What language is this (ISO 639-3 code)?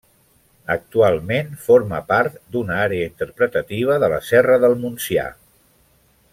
cat